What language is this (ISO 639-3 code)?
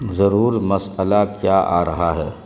urd